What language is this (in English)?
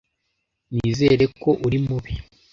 Kinyarwanda